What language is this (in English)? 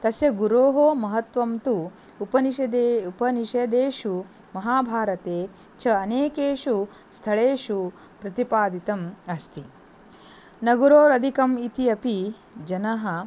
Sanskrit